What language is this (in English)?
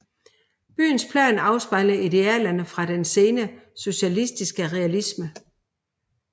Danish